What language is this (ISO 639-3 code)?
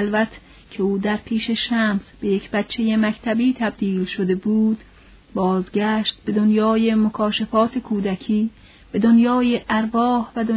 fas